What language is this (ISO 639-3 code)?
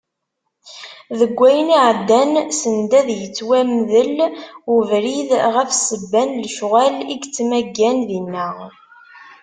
kab